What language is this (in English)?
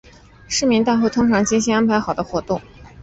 Chinese